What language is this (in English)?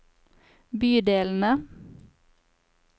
Norwegian